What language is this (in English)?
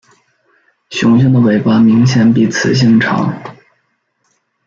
Chinese